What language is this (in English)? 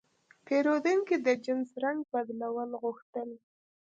Pashto